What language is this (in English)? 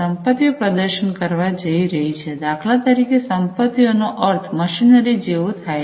Gujarati